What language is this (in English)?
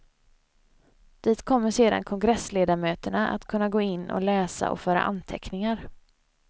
Swedish